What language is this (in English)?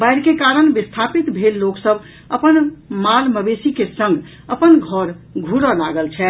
Maithili